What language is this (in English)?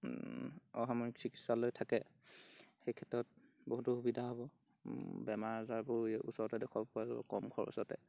Assamese